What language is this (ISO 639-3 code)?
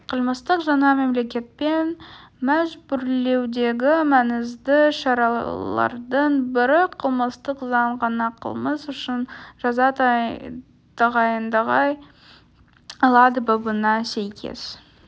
kaz